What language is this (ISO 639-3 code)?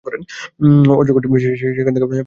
ben